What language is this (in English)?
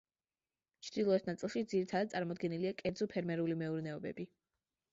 Georgian